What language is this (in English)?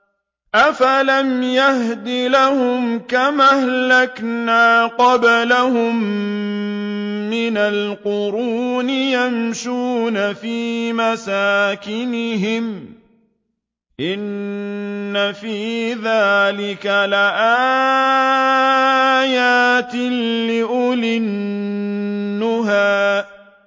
Arabic